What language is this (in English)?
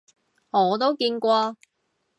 Cantonese